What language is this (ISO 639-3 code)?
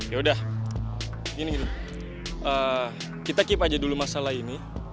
ind